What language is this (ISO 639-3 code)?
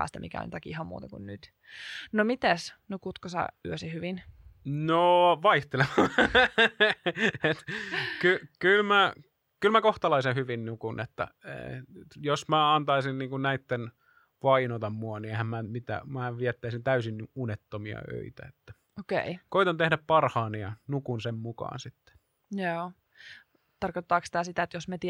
fin